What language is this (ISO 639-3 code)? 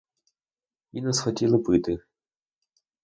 ukr